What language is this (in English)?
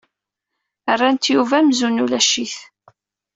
Kabyle